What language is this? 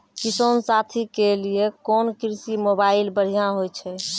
Maithili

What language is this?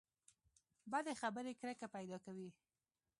Pashto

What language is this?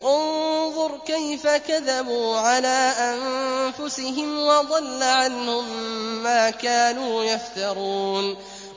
Arabic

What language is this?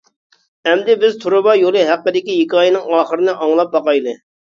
Uyghur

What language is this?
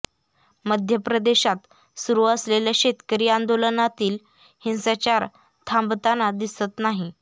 Marathi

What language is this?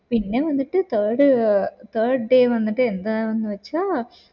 Malayalam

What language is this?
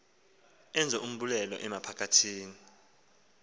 Xhosa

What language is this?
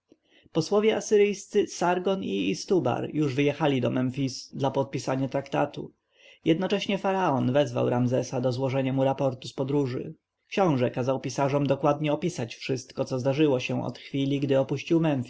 Polish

